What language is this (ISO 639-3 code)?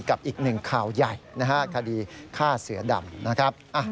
tha